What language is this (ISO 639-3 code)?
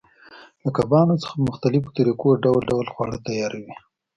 pus